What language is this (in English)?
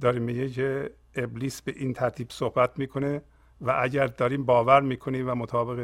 Persian